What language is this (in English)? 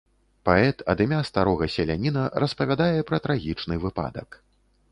Belarusian